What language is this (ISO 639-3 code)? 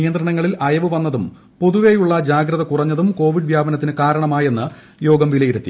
mal